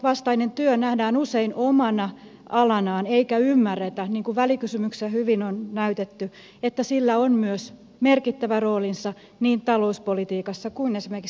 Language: Finnish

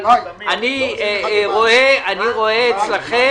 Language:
Hebrew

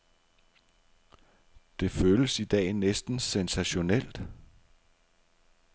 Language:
Danish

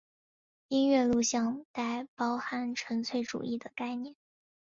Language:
Chinese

